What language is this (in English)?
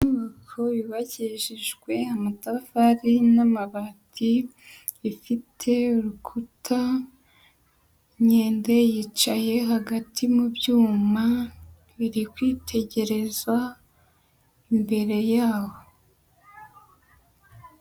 Kinyarwanda